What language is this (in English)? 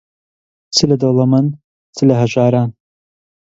Central Kurdish